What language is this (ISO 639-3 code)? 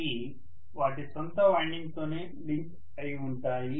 tel